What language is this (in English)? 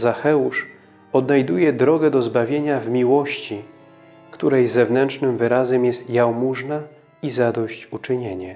Polish